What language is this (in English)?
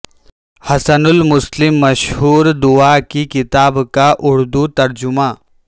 Urdu